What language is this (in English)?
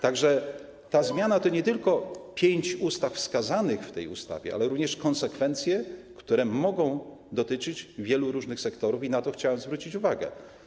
Polish